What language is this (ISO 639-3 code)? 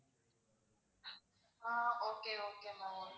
tam